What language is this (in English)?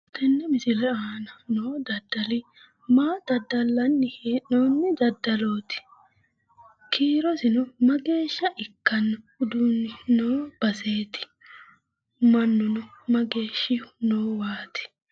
Sidamo